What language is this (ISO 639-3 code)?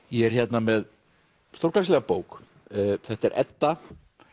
isl